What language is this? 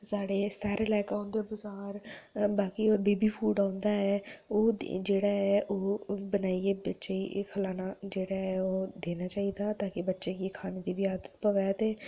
Dogri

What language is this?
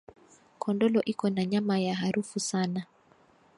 Swahili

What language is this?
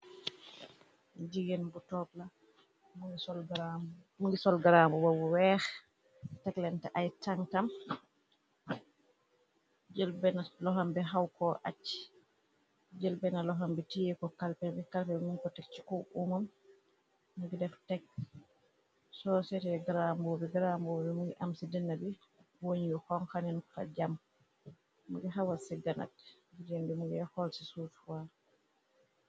Wolof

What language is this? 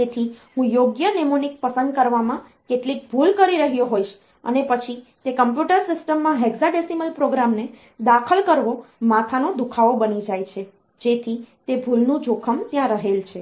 Gujarati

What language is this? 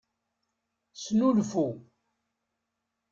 Kabyle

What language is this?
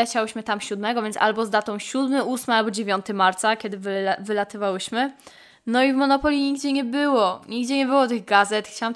Polish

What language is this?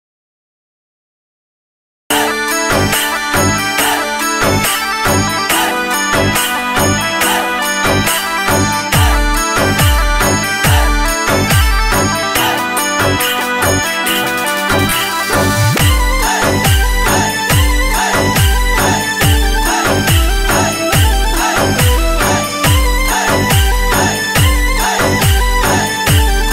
Arabic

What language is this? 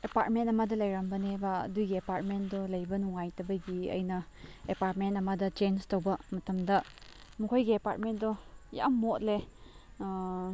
Manipuri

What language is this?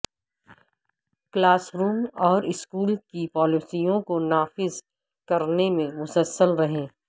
Urdu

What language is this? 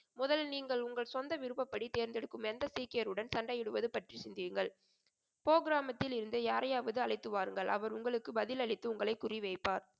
Tamil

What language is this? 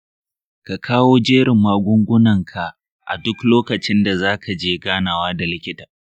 Hausa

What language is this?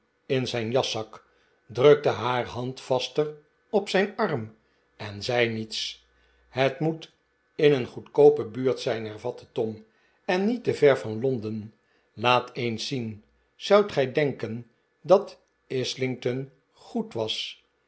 Dutch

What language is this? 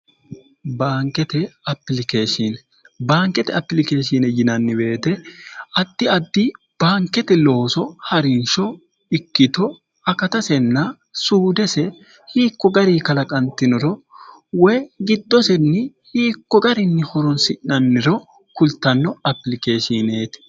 Sidamo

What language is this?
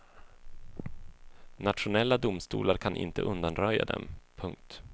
Swedish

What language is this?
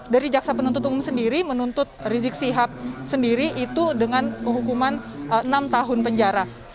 Indonesian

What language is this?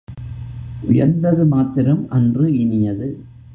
Tamil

